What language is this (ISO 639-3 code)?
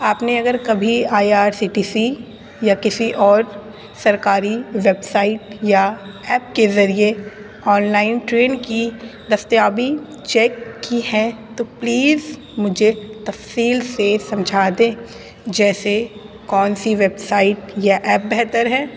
urd